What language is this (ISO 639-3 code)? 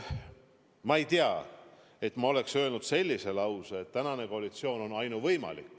est